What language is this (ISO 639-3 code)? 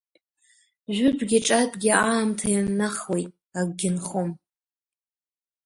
abk